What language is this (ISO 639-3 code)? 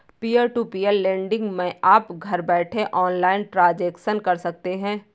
hin